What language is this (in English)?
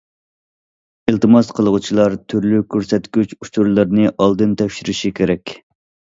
Uyghur